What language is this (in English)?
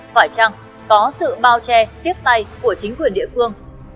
Vietnamese